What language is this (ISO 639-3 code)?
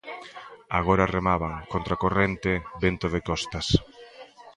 glg